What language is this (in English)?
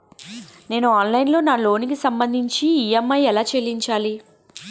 Telugu